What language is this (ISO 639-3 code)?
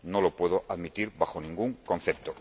spa